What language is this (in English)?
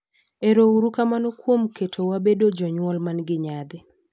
Luo (Kenya and Tanzania)